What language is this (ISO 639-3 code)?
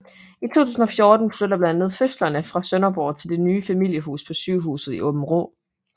dan